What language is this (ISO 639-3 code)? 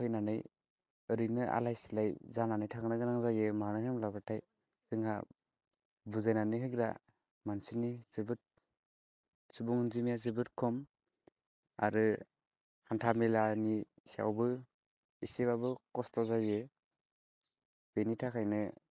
brx